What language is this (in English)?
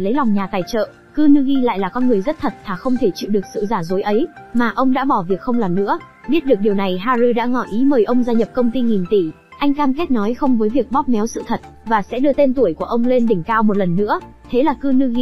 Vietnamese